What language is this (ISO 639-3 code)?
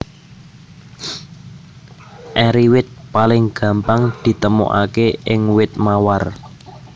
jav